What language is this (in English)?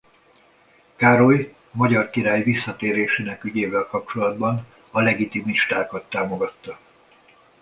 Hungarian